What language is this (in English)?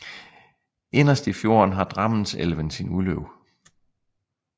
Danish